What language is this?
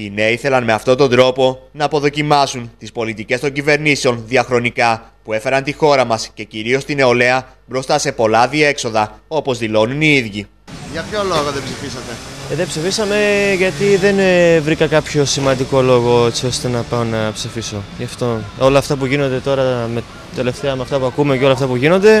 Greek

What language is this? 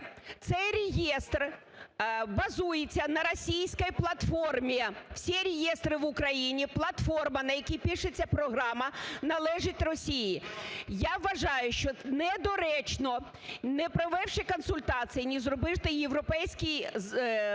Ukrainian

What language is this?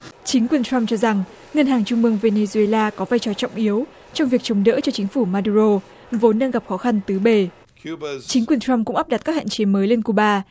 Vietnamese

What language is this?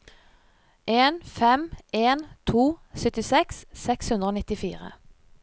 Norwegian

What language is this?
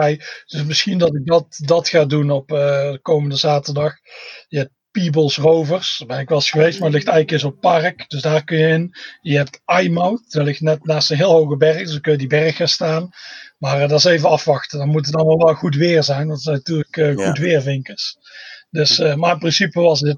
Dutch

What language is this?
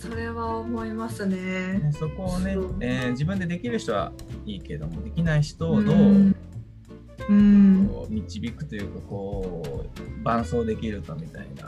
Japanese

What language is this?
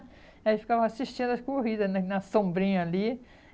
Portuguese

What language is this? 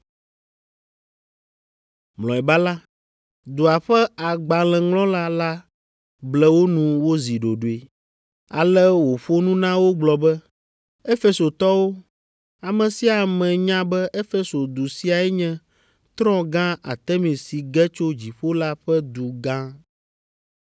Ewe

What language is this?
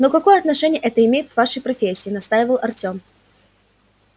Russian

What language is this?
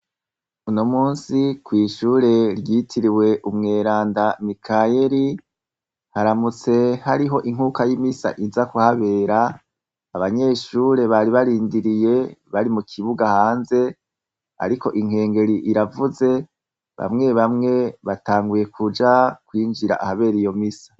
Rundi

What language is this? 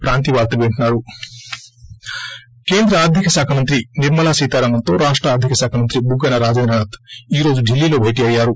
Telugu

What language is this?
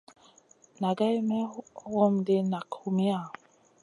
Masana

